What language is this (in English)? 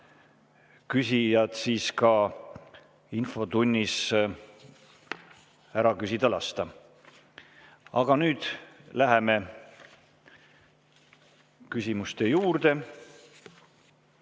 Estonian